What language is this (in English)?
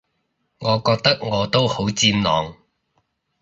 Cantonese